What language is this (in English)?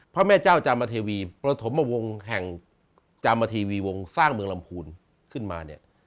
Thai